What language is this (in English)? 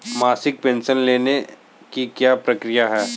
Hindi